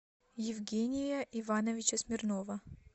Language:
Russian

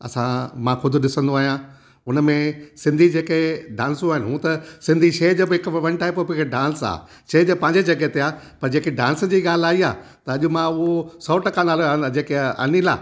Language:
Sindhi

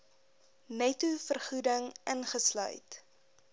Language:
Afrikaans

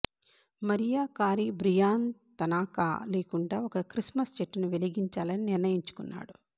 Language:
Telugu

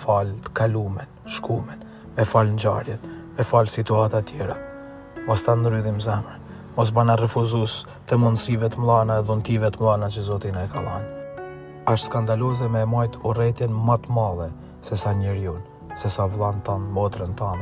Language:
Romanian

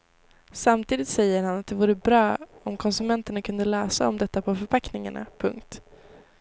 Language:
Swedish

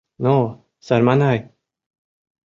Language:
Mari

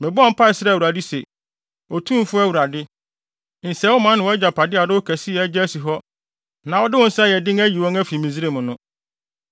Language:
Akan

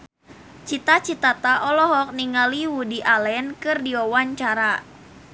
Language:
Sundanese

